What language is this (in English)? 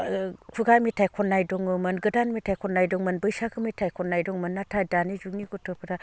Bodo